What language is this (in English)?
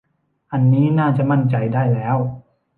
Thai